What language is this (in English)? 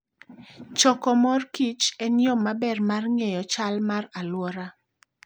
Luo (Kenya and Tanzania)